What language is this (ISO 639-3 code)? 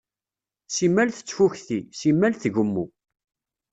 kab